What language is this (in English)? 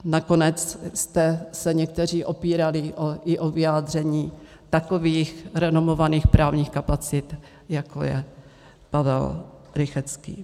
Czech